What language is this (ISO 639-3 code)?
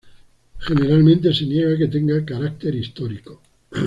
spa